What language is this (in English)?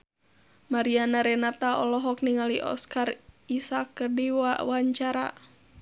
Sundanese